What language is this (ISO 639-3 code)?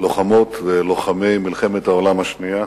heb